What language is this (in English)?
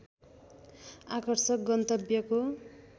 Nepali